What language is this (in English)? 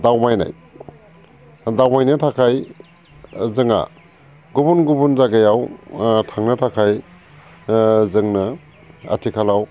Bodo